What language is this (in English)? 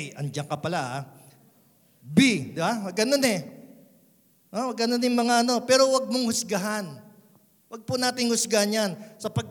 Filipino